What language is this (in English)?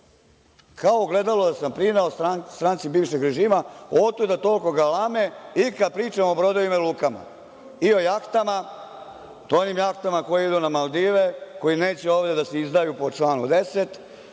Serbian